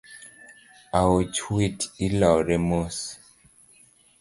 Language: Luo (Kenya and Tanzania)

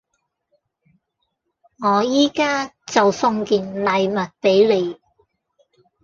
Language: Cantonese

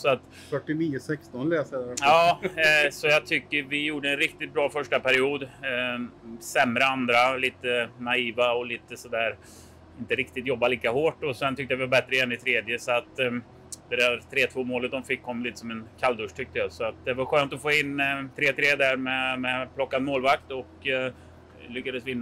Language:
Swedish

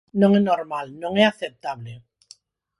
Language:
Galician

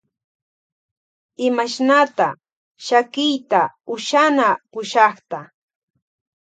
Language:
Loja Highland Quichua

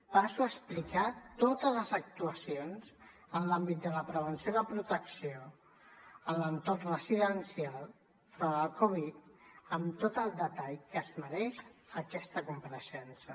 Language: Catalan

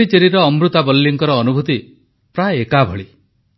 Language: Odia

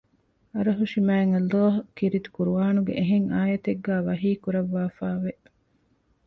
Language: Divehi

